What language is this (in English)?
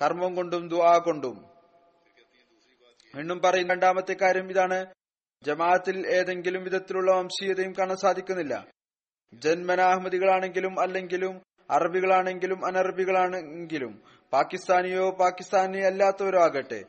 Malayalam